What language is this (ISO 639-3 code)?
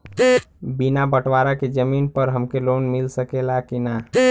bho